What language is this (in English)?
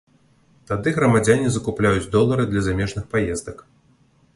Belarusian